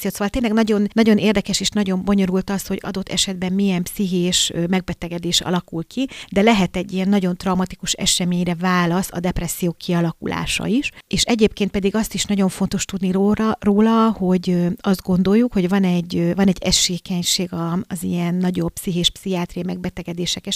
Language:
Hungarian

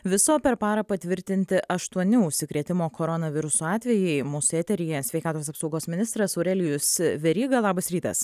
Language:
Lithuanian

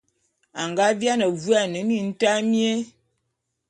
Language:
Bulu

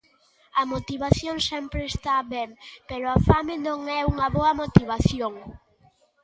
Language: Galician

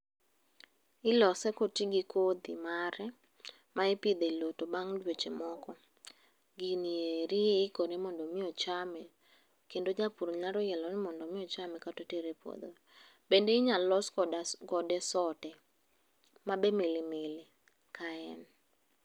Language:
Luo (Kenya and Tanzania)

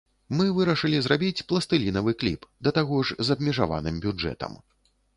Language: Belarusian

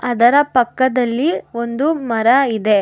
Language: Kannada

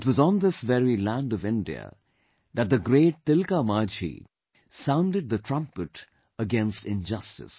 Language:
English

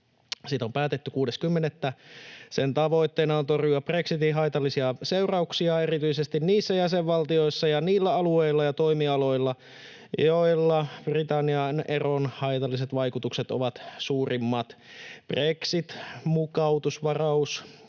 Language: Finnish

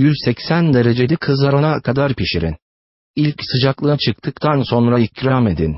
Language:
Turkish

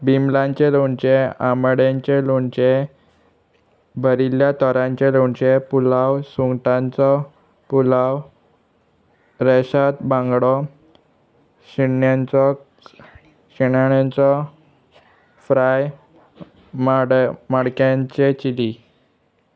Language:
Konkani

